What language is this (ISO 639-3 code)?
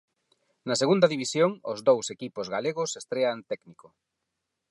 glg